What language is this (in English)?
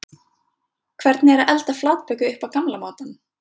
Icelandic